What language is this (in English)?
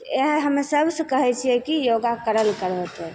Maithili